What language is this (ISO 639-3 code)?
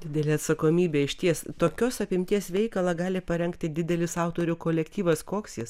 lit